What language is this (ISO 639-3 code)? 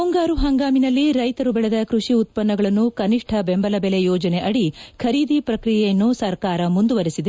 kan